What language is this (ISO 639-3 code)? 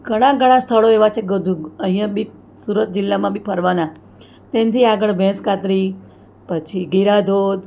guj